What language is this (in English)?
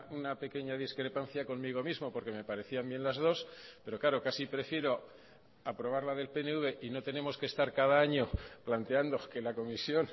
Spanish